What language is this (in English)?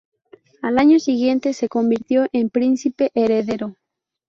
Spanish